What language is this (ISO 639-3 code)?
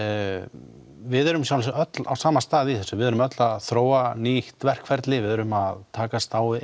isl